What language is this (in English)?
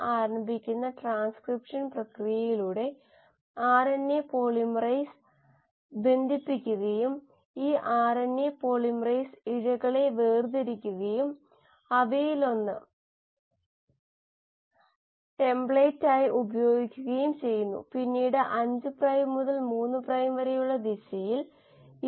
Malayalam